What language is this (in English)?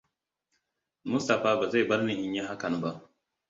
Hausa